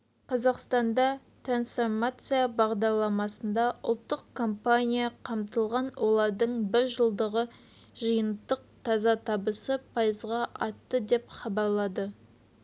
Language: Kazakh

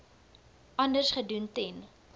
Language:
Afrikaans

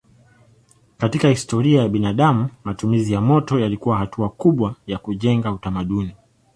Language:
Swahili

